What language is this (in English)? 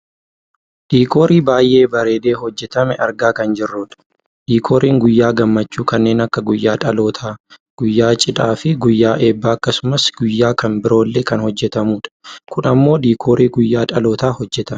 Oromo